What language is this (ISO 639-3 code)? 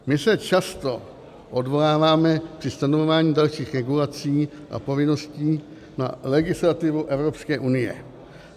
ces